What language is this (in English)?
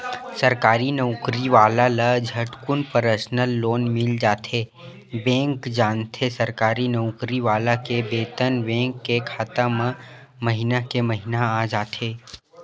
Chhattisgarhi